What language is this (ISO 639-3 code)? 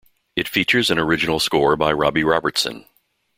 eng